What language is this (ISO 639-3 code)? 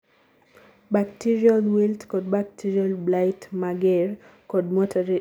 luo